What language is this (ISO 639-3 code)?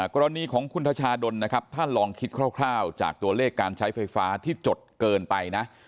tha